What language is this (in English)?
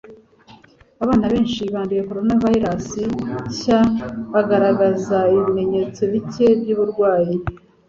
Kinyarwanda